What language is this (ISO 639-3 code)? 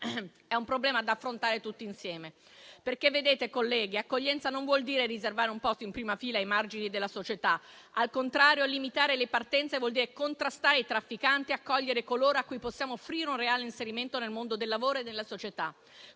ita